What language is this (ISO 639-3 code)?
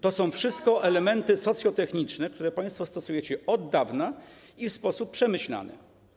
pol